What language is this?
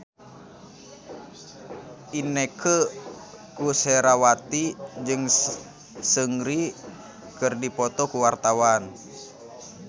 Sundanese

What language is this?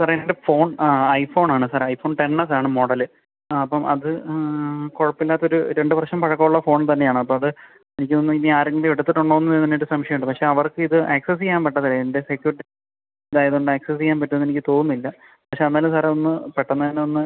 Malayalam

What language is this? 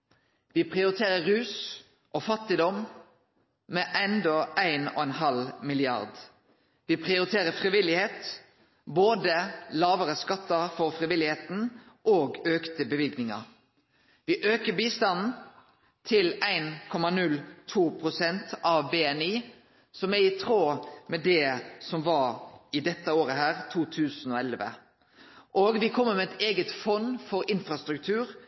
Norwegian Nynorsk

